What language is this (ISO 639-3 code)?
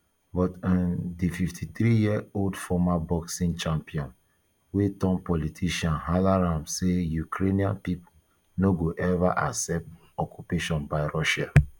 pcm